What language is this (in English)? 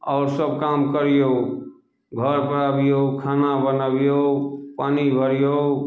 Maithili